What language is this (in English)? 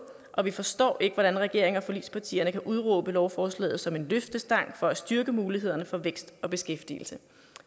Danish